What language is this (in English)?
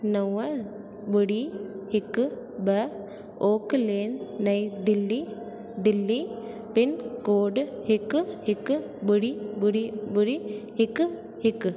Sindhi